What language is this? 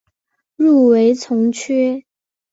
Chinese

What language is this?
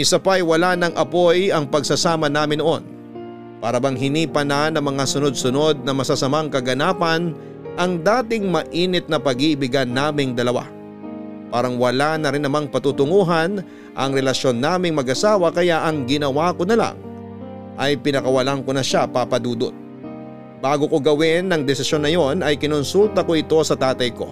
Filipino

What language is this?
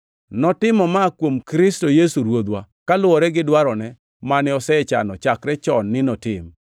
Luo (Kenya and Tanzania)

